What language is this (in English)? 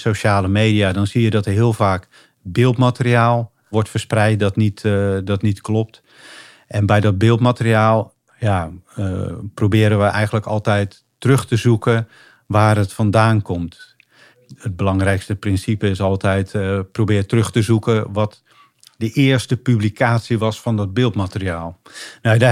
Dutch